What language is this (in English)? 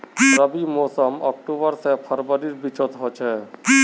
Magahi